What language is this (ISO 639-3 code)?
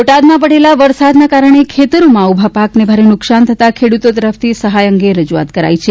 guj